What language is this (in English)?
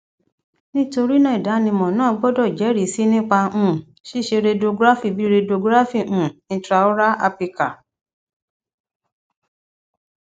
Yoruba